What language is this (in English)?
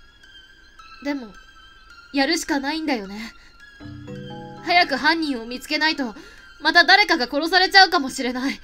Japanese